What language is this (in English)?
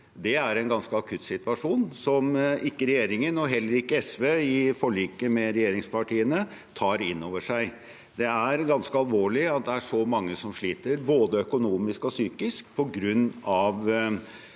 Norwegian